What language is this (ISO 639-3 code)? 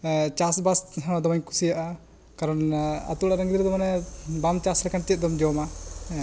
sat